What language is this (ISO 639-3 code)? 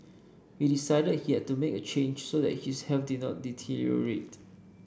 eng